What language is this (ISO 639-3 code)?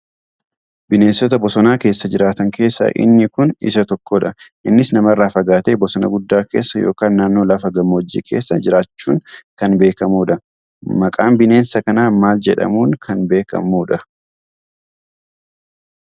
orm